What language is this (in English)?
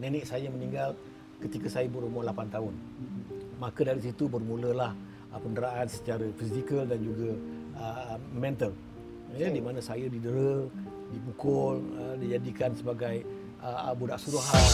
Malay